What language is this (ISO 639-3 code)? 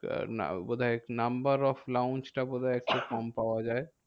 ben